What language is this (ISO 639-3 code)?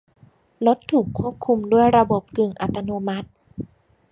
tha